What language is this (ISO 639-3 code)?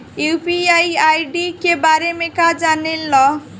bho